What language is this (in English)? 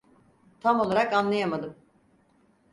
Turkish